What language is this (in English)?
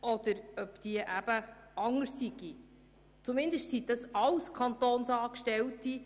Swiss German